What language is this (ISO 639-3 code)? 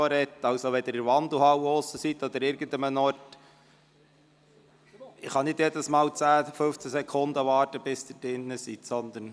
gsw